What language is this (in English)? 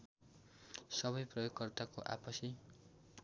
Nepali